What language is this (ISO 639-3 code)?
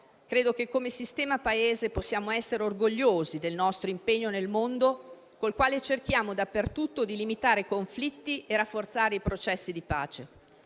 ita